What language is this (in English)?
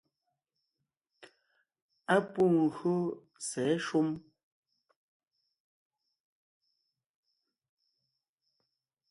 Ngiemboon